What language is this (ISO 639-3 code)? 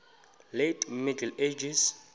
xho